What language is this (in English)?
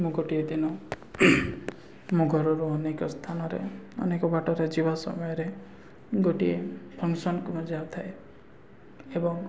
Odia